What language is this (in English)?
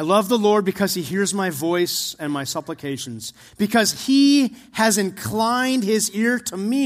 English